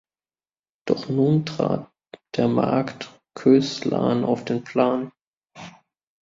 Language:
German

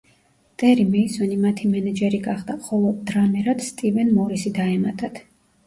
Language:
Georgian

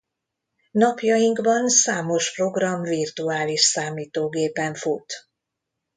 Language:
Hungarian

